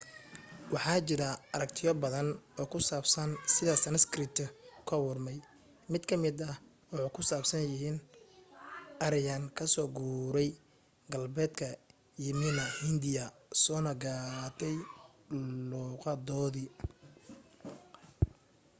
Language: Somali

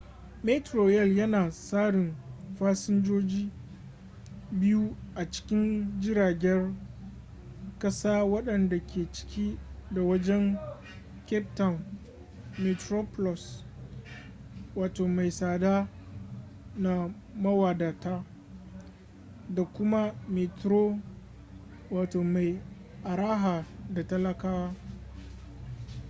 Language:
Hausa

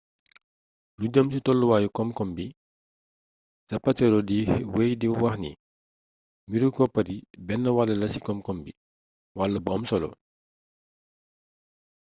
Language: Wolof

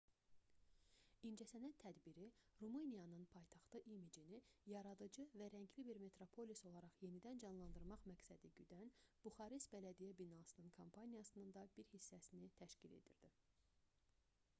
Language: Azerbaijani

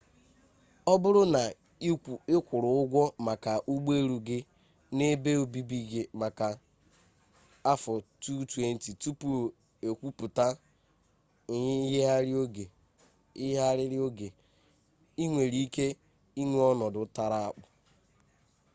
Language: Igbo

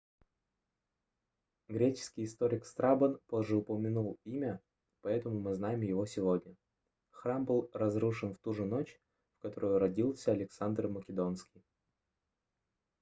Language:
Russian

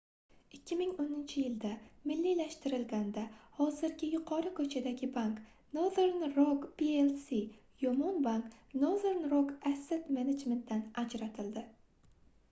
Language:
Uzbek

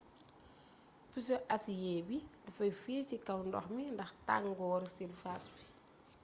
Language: Wolof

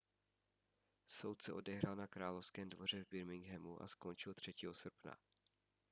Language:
Czech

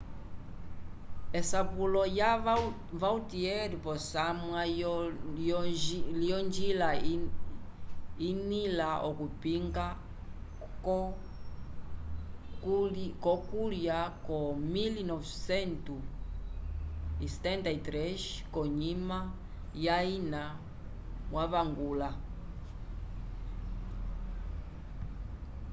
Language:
Umbundu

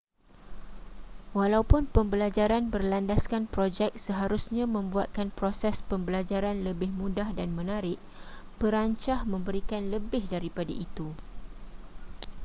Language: Malay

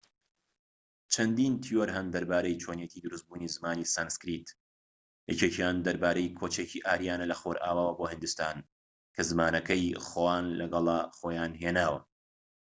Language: Central Kurdish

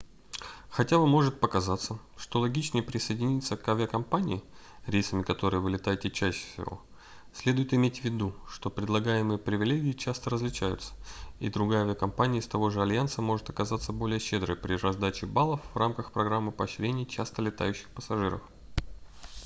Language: Russian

